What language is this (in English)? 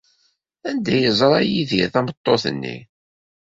Kabyle